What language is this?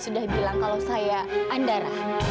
Indonesian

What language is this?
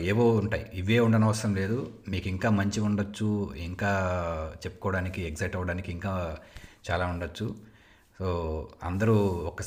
Telugu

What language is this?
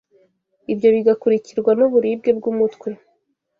Kinyarwanda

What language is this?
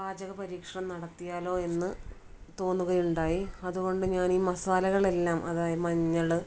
Malayalam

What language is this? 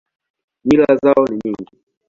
Swahili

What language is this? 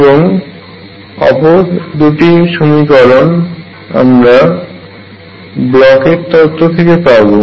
Bangla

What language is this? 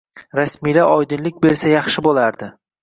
Uzbek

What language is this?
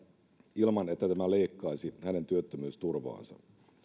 Finnish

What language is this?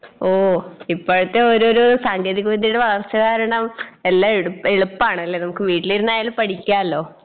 Malayalam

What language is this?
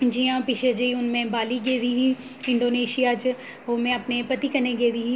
Dogri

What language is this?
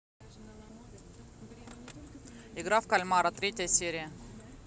Russian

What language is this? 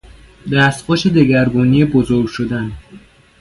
Persian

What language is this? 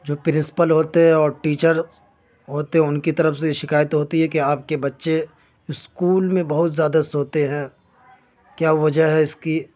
Urdu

